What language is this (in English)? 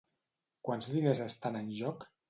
Catalan